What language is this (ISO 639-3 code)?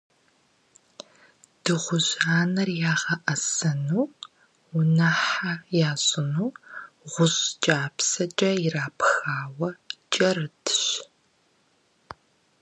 kbd